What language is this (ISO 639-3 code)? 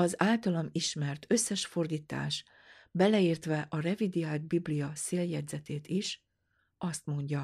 hun